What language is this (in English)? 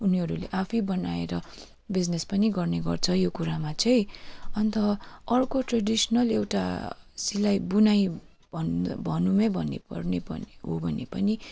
Nepali